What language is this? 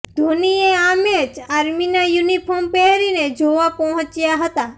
Gujarati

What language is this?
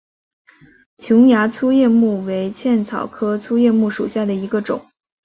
Chinese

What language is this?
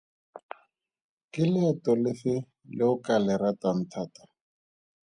Tswana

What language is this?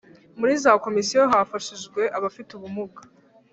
Kinyarwanda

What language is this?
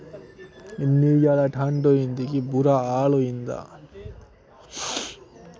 Dogri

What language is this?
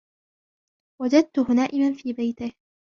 Arabic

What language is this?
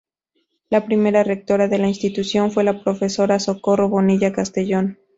Spanish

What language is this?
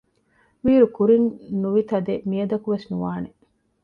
Divehi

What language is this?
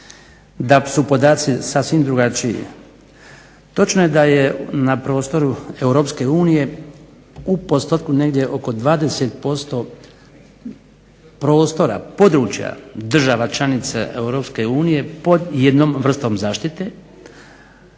Croatian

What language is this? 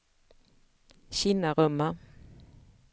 Swedish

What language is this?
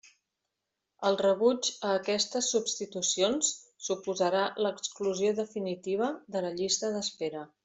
Catalan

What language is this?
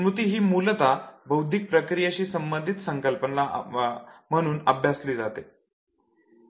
Marathi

